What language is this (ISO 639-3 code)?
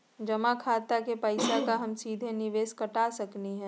mag